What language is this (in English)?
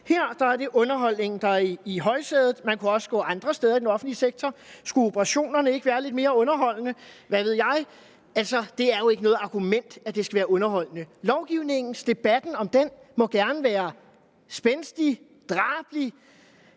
Danish